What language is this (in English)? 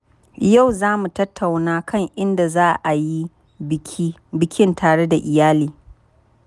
Hausa